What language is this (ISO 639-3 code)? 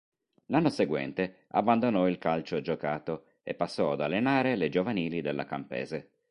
ita